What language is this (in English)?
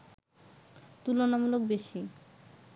Bangla